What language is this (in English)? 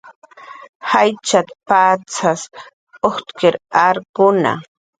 Jaqaru